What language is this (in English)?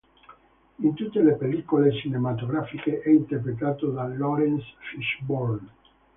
Italian